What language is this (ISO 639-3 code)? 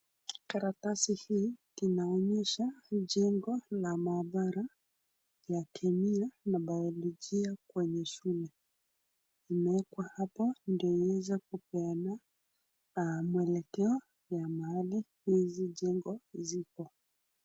swa